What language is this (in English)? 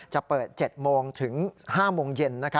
Thai